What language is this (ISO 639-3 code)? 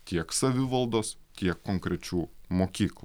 lit